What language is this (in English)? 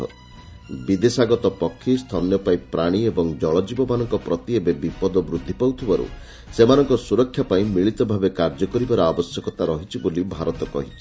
Odia